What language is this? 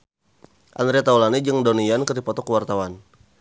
Sundanese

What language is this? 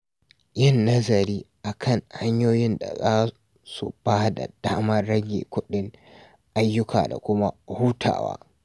Hausa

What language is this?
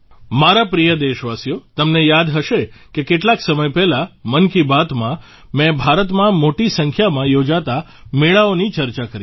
Gujarati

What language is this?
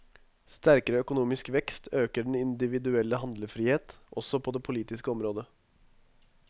Norwegian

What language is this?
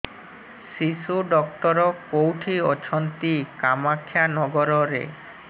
Odia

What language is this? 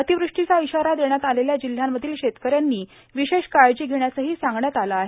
Marathi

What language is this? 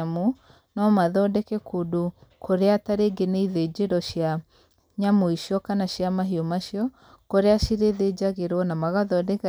Kikuyu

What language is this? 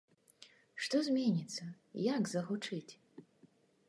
Belarusian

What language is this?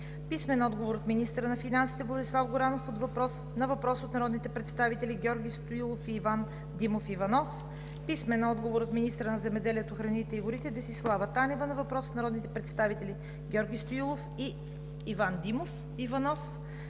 Bulgarian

